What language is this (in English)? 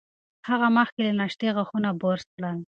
Pashto